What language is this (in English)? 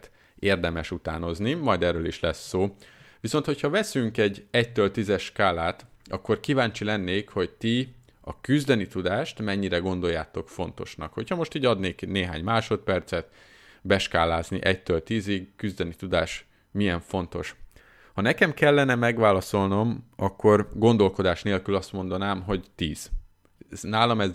Hungarian